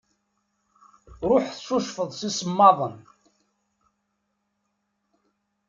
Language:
Kabyle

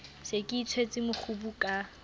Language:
Southern Sotho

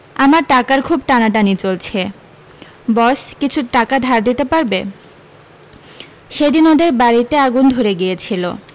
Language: Bangla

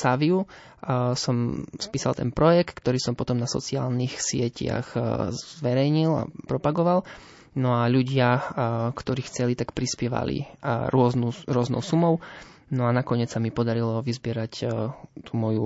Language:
Slovak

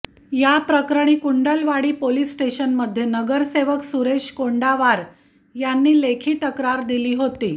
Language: Marathi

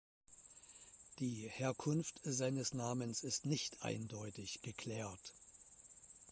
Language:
German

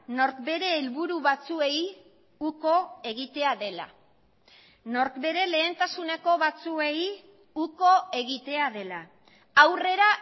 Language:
Basque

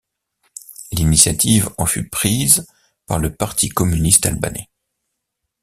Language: French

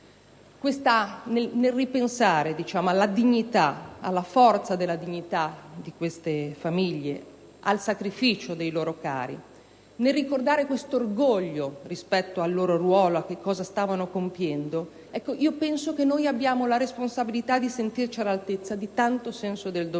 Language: Italian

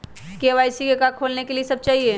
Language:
Magahi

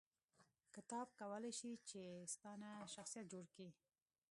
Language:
Pashto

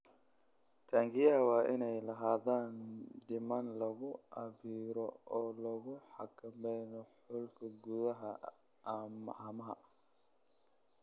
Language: Somali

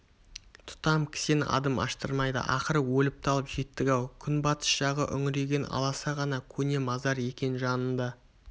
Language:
Kazakh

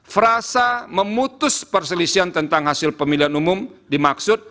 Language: Indonesian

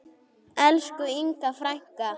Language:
Icelandic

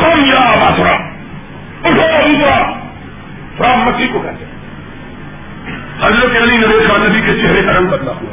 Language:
Urdu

